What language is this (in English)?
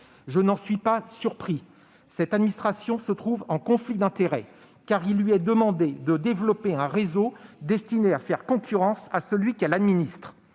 French